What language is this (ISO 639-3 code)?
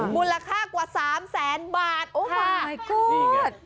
tha